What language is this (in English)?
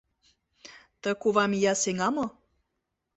Mari